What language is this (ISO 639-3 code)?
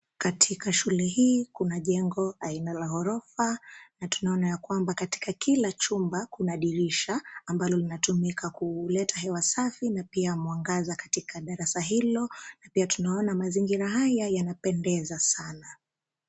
swa